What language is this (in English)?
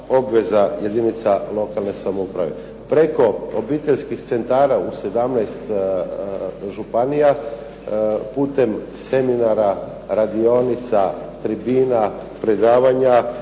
Croatian